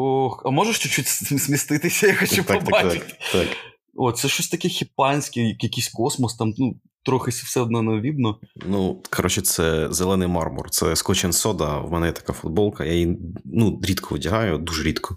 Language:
Ukrainian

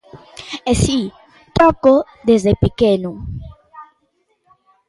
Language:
Galician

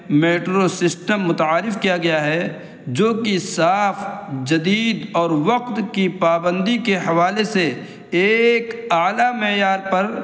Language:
Urdu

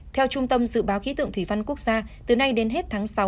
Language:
Vietnamese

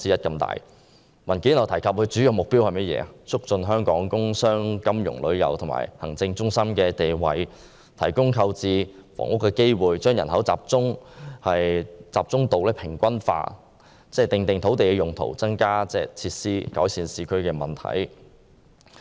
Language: Cantonese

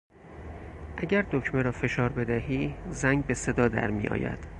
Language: Persian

